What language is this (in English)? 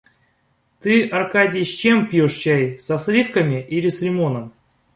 Russian